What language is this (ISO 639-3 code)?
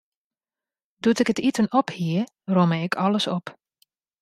fry